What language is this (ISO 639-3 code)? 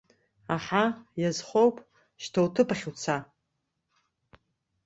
abk